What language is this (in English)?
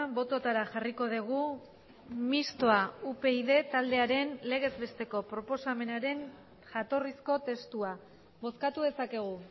Basque